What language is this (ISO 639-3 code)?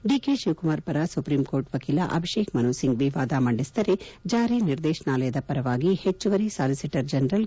kan